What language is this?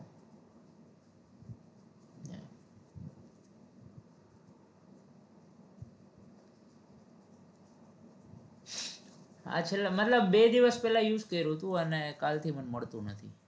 Gujarati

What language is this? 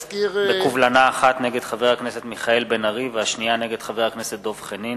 Hebrew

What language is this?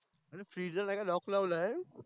Marathi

